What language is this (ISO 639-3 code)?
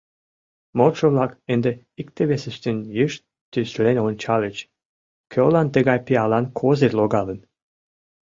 chm